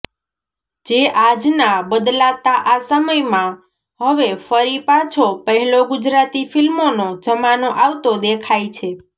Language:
Gujarati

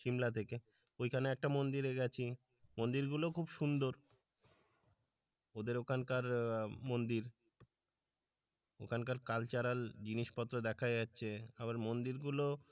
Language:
Bangla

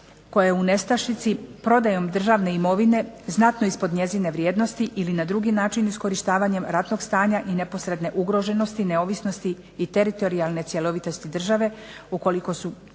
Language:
Croatian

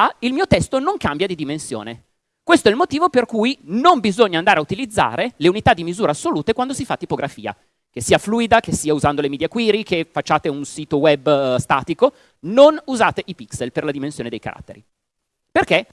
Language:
Italian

